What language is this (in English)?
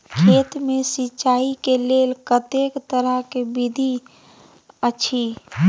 Maithili